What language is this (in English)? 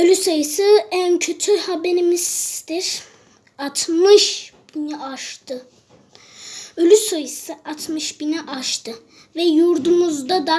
Turkish